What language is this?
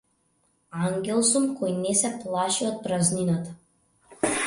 Macedonian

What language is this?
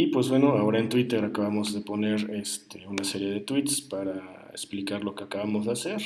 Spanish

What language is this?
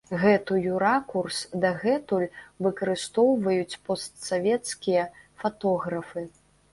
Belarusian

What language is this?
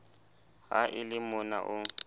Southern Sotho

